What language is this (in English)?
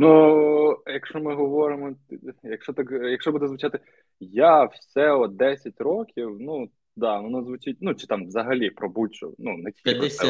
Ukrainian